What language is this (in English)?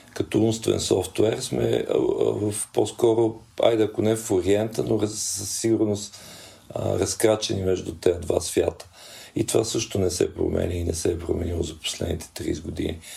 Bulgarian